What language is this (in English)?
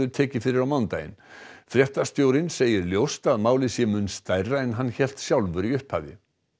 Icelandic